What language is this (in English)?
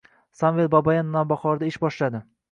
Uzbek